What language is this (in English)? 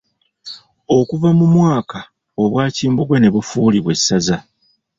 Ganda